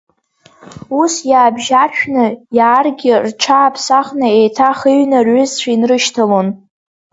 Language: Abkhazian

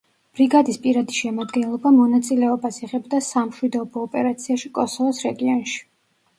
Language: Georgian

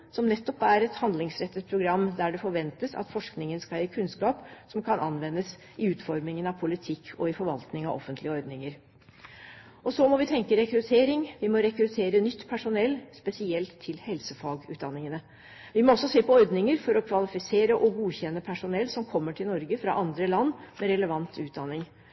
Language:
Norwegian Bokmål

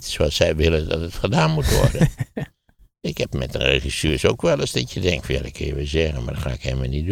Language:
Dutch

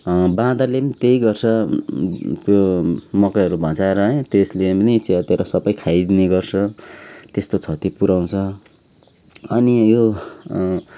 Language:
Nepali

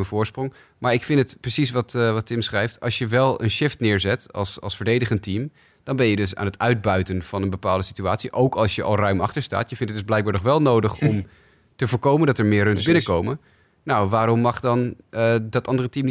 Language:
Dutch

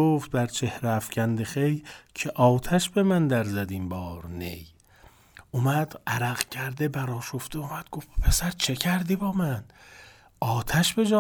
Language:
Persian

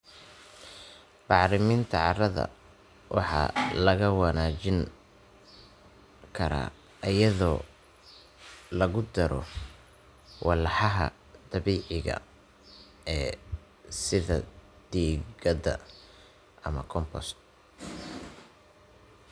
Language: Somali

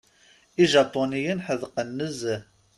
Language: Kabyle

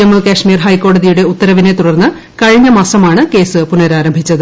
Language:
Malayalam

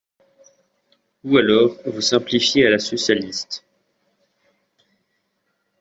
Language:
French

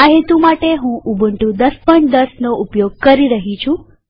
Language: Gujarati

